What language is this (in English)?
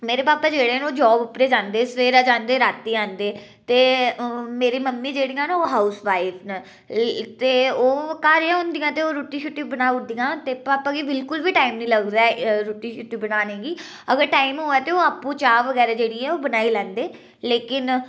Dogri